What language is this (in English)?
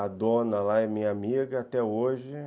Portuguese